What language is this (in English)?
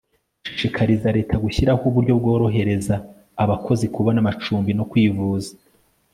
Kinyarwanda